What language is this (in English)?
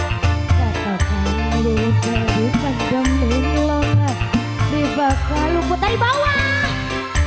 Indonesian